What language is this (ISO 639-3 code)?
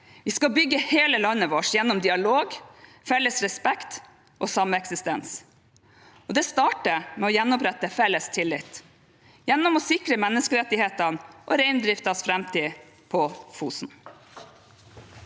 nor